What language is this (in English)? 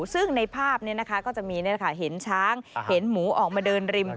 Thai